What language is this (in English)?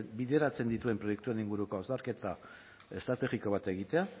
Basque